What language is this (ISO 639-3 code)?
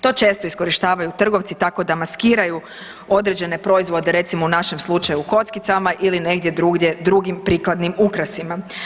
hrv